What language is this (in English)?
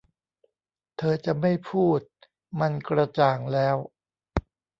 Thai